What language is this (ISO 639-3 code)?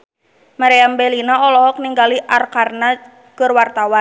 sun